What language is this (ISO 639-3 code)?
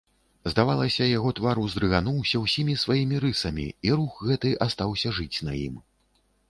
bel